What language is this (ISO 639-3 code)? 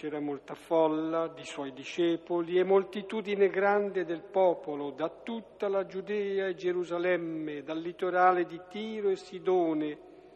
ita